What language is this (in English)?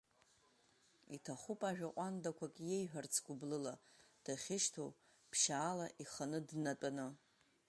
Abkhazian